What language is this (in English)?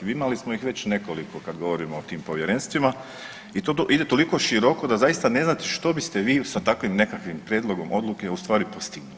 Croatian